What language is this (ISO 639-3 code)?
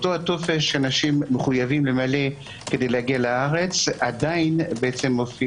heb